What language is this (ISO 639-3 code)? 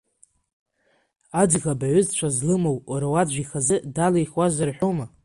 abk